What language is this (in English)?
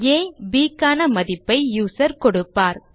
Tamil